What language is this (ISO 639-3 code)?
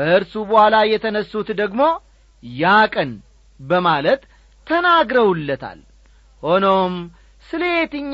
amh